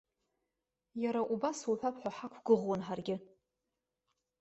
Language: Abkhazian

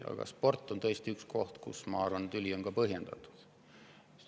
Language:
Estonian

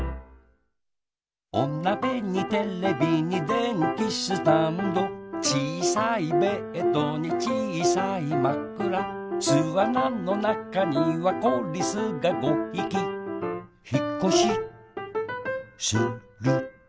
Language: Japanese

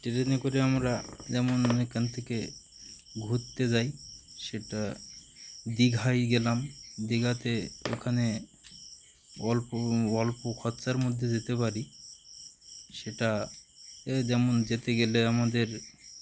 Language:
Bangla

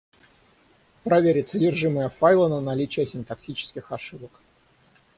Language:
Russian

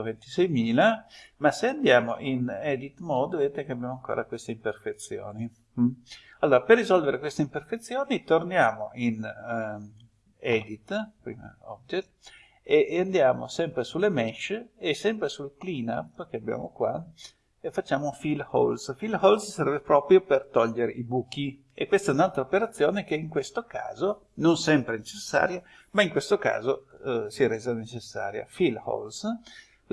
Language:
Italian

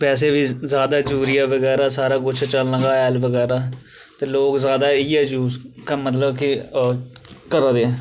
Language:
Dogri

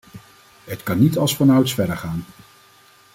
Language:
Dutch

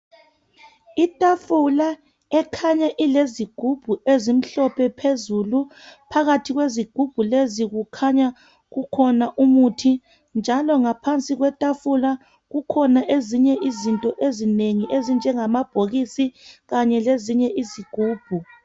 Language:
North Ndebele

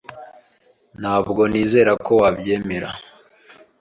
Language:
Kinyarwanda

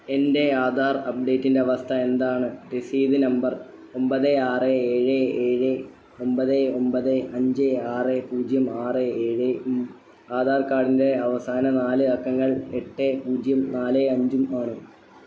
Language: Malayalam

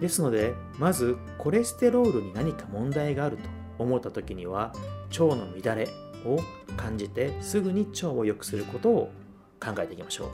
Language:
Japanese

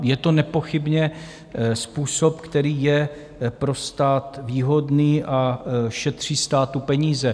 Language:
Czech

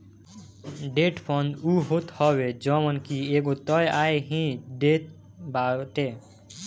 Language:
Bhojpuri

